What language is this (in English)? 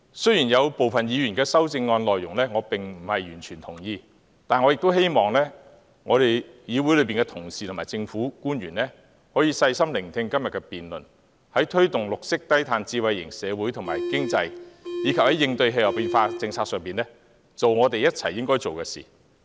Cantonese